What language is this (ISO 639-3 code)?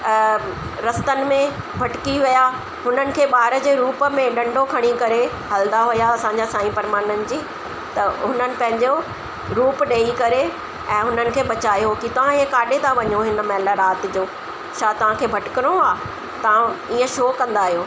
snd